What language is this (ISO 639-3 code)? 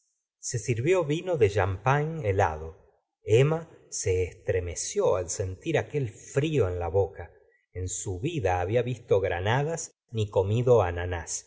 spa